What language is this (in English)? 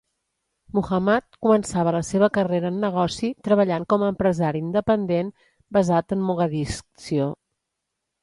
Catalan